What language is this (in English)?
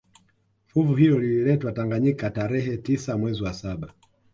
Swahili